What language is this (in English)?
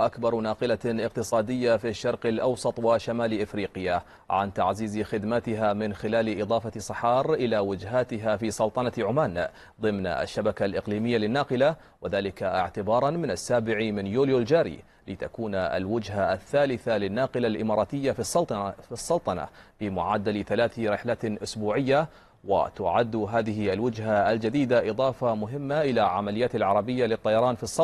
Arabic